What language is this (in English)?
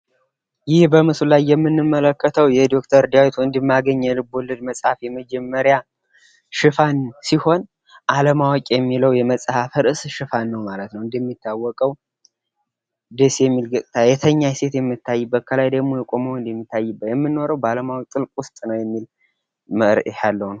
Amharic